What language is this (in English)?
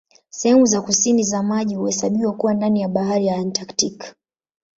Swahili